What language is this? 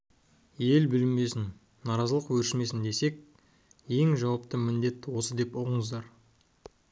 Kazakh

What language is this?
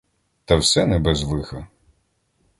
Ukrainian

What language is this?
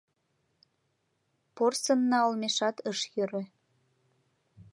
Mari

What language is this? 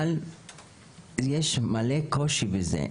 Hebrew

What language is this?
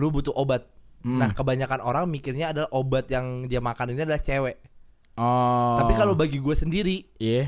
Indonesian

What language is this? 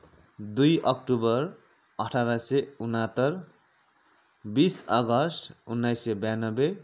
Nepali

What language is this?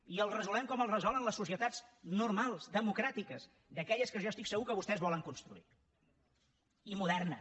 Catalan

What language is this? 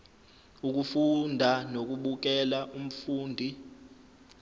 Zulu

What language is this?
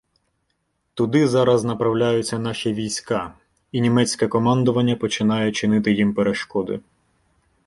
Ukrainian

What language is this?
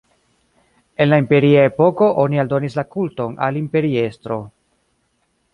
Esperanto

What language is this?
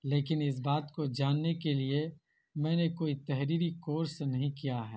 Urdu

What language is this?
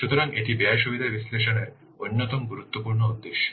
Bangla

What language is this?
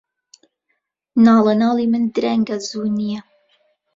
Central Kurdish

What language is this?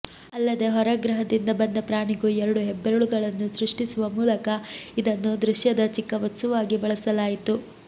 Kannada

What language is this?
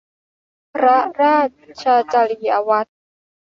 Thai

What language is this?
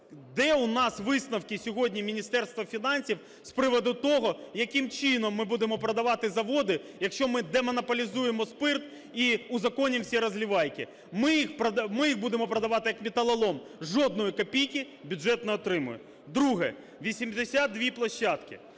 Ukrainian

